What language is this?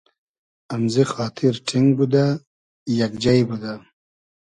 Hazaragi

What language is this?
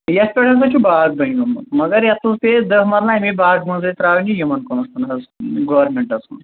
Kashmiri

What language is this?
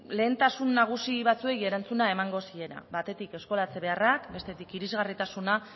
Basque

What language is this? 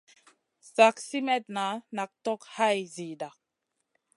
Masana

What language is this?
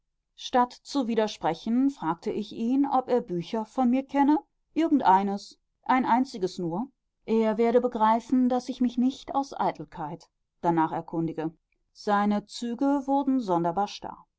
German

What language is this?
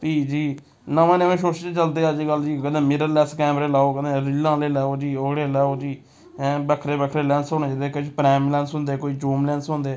Dogri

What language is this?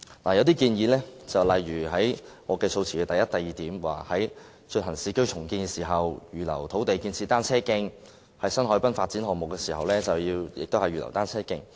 Cantonese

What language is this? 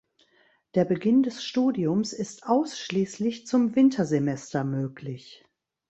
German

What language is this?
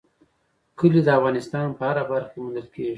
Pashto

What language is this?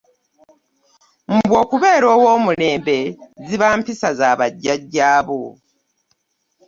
Ganda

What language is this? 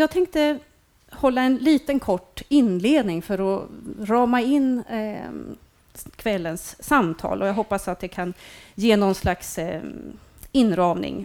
Swedish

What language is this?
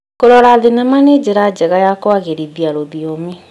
Kikuyu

